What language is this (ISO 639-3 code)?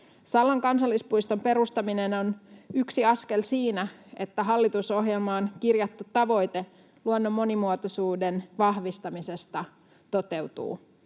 fin